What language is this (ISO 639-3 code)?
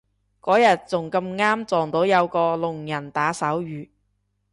yue